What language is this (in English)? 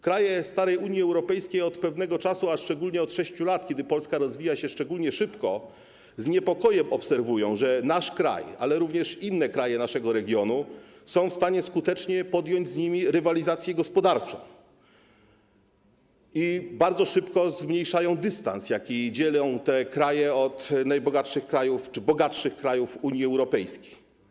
Polish